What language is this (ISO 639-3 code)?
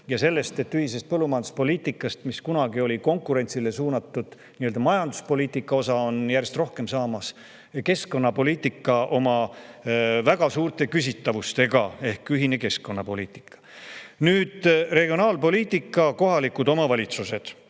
est